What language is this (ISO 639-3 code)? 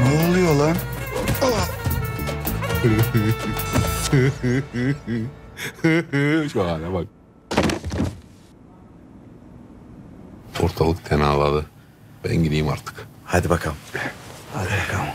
tur